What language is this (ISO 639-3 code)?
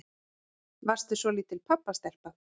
isl